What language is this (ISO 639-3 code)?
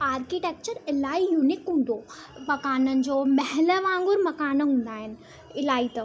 snd